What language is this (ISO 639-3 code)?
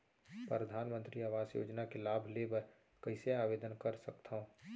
hne